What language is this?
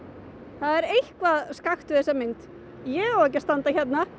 Icelandic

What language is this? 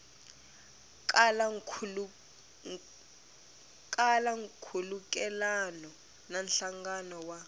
Tsonga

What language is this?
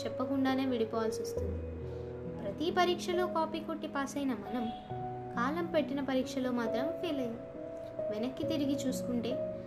Telugu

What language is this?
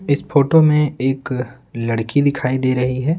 Hindi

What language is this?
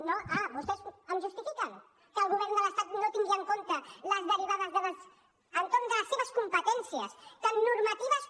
Catalan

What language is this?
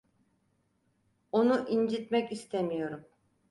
Turkish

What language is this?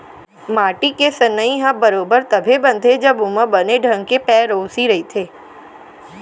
Chhattisgarhi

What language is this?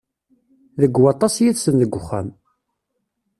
Kabyle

